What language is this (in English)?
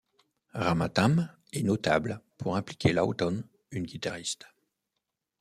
French